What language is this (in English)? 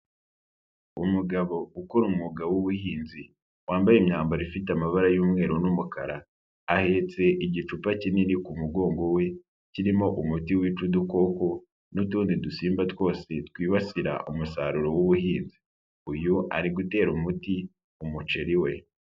Kinyarwanda